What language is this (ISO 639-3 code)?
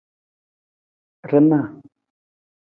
nmz